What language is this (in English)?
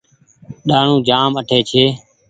Goaria